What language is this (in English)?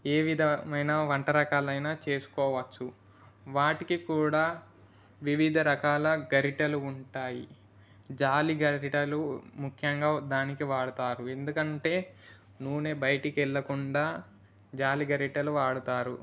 Telugu